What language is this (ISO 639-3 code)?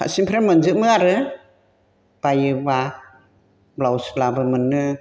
brx